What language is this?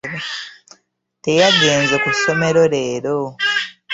Ganda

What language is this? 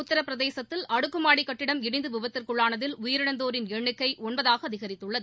Tamil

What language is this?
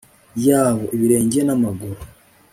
Kinyarwanda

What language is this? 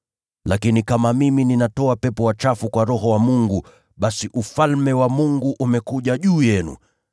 Swahili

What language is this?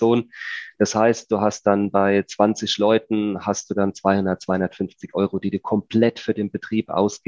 German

